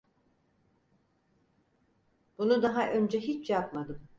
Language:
Turkish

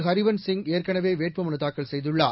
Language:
Tamil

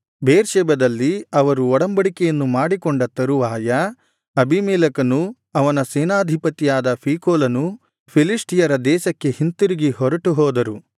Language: Kannada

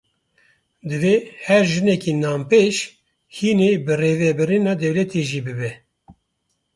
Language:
Kurdish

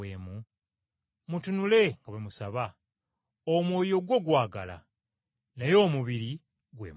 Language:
Ganda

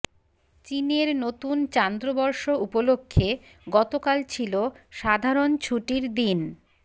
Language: Bangla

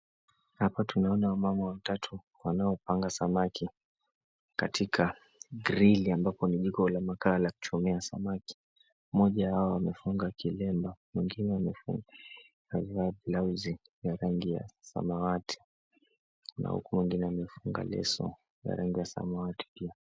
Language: Swahili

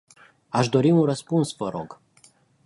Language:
Romanian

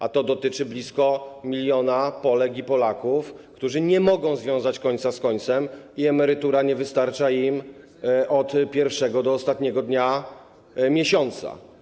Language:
Polish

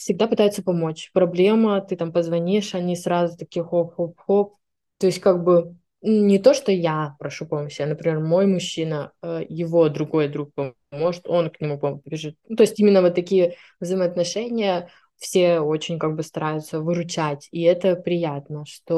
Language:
Russian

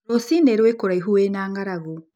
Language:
Kikuyu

